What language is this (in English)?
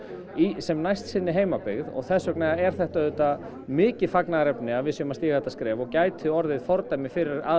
Icelandic